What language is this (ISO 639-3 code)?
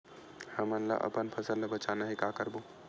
hne